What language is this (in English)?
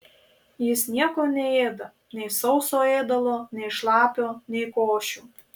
Lithuanian